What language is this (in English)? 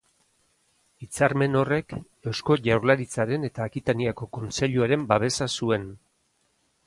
Basque